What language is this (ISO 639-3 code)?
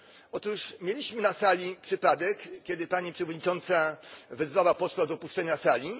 pol